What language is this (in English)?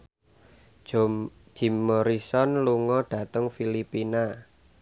Javanese